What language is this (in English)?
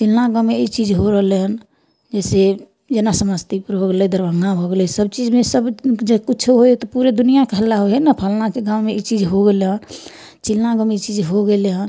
Maithili